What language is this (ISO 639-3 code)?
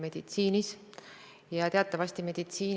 est